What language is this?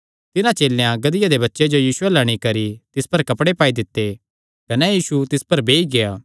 Kangri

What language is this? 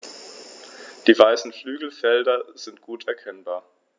German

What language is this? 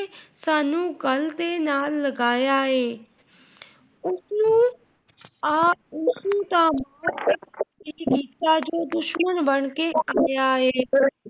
Punjabi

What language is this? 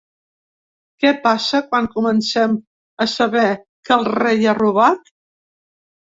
Catalan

